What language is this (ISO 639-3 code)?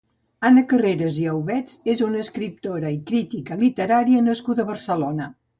cat